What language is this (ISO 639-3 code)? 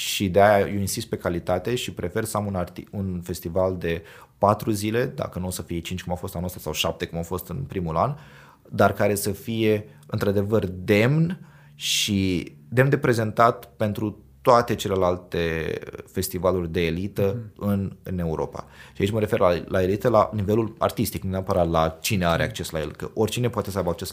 ron